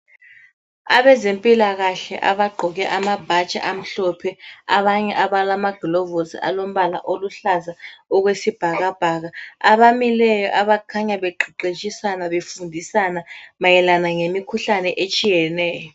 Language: North Ndebele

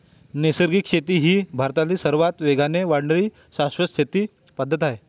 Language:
Marathi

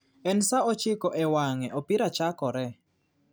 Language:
Luo (Kenya and Tanzania)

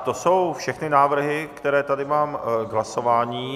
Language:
Czech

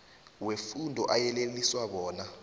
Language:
South Ndebele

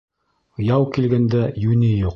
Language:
Bashkir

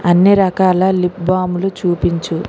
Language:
Telugu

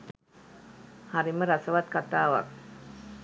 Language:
Sinhala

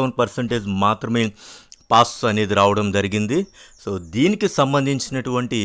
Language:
Telugu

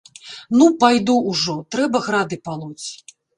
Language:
Belarusian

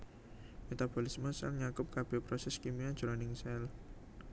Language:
Javanese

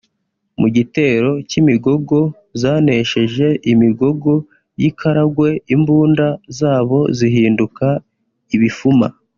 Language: Kinyarwanda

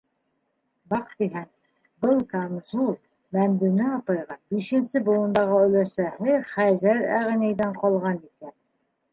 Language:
Bashkir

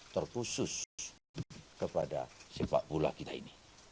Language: Indonesian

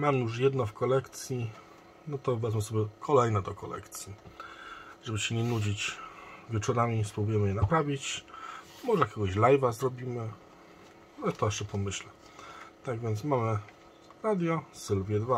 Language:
Polish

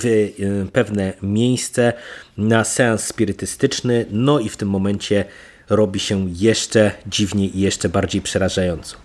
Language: Polish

